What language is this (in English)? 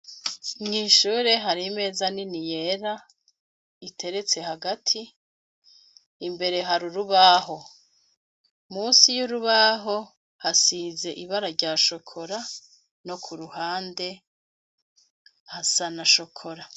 Rundi